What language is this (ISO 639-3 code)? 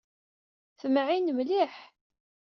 kab